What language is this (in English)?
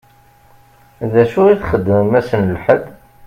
Kabyle